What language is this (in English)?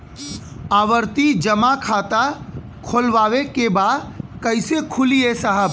Bhojpuri